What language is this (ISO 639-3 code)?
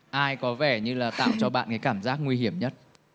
vie